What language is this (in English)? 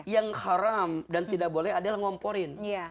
Indonesian